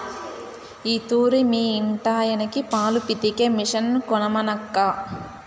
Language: Telugu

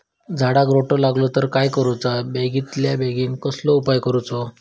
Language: Marathi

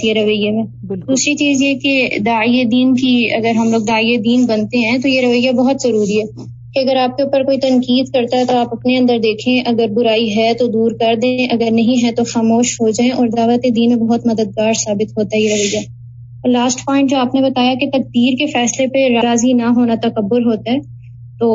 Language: Urdu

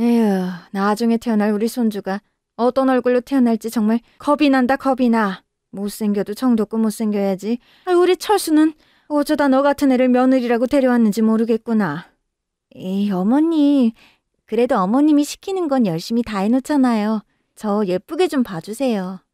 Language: Korean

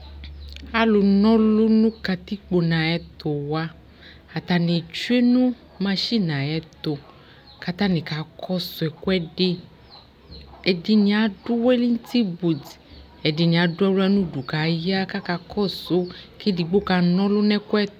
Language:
Ikposo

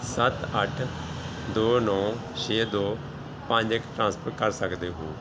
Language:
Punjabi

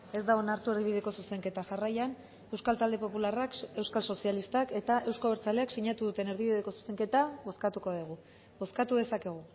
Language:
Basque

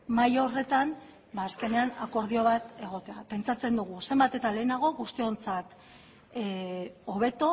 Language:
Basque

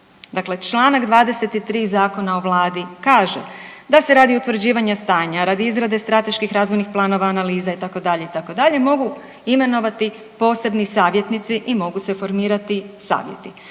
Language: Croatian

